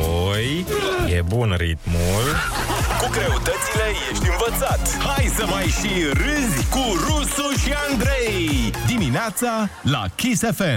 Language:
Romanian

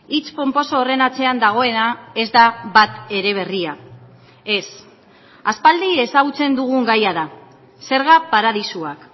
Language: Basque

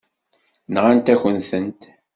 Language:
Kabyle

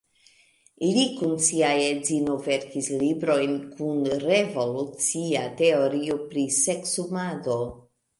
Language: Esperanto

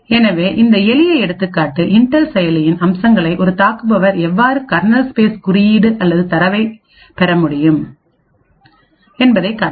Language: Tamil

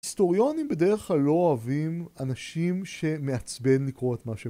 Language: Hebrew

